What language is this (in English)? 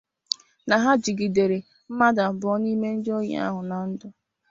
Igbo